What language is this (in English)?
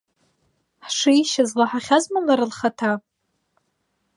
Abkhazian